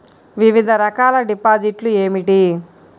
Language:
Telugu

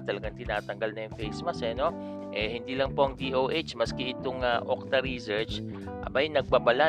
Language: Filipino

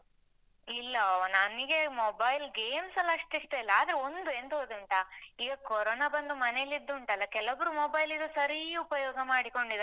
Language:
Kannada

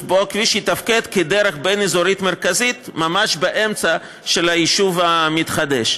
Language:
Hebrew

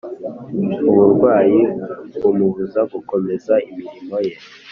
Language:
Kinyarwanda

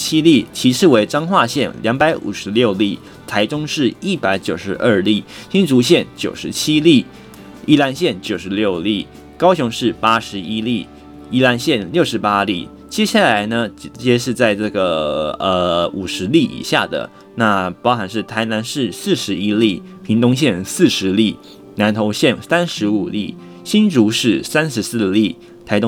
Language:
Chinese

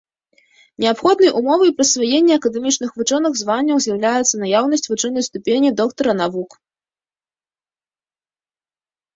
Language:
Belarusian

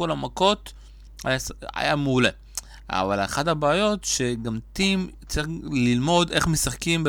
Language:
Hebrew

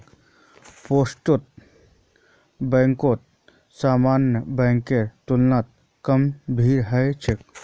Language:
Magahi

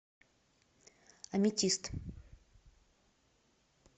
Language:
Russian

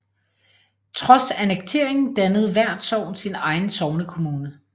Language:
Danish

